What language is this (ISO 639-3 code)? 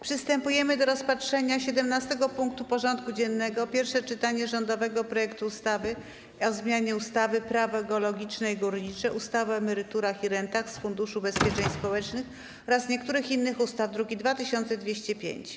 pol